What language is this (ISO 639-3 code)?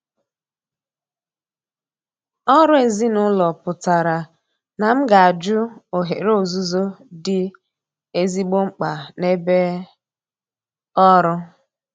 ibo